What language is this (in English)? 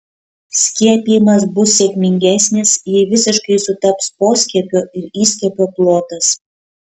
Lithuanian